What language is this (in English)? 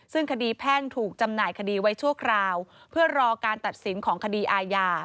Thai